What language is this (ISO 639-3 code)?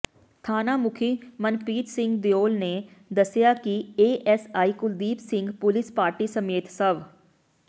pan